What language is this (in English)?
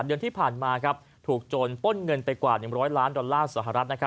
Thai